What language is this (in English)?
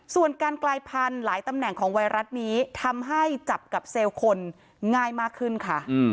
Thai